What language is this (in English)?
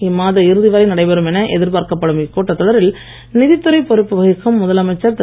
Tamil